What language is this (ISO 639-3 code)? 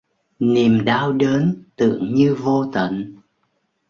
vie